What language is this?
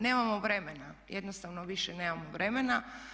Croatian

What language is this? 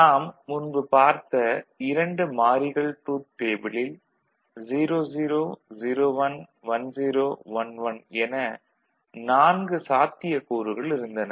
Tamil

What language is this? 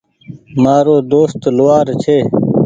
Goaria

